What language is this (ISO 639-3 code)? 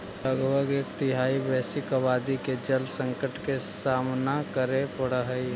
mag